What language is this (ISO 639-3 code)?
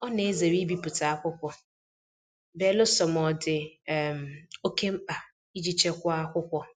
ibo